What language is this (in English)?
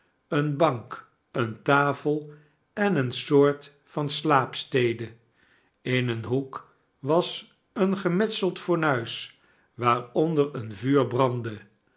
Dutch